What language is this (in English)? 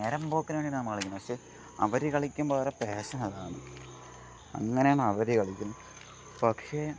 Malayalam